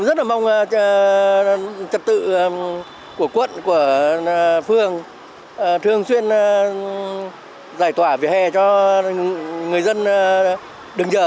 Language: Vietnamese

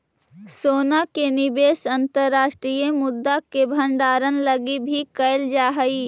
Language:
Magahi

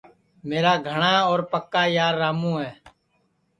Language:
Sansi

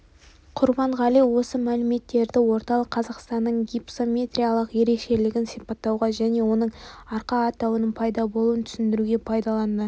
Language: Kazakh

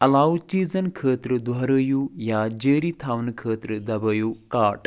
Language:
Kashmiri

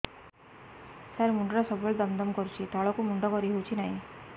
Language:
Odia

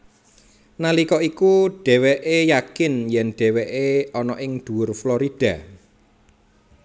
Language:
Javanese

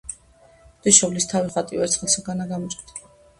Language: Georgian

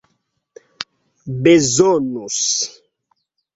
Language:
Esperanto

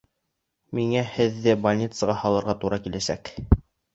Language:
Bashkir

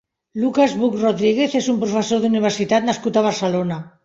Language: Catalan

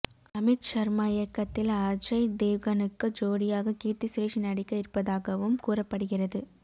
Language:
Tamil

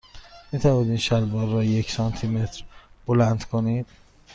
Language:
Persian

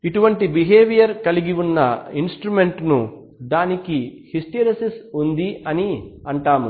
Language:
Telugu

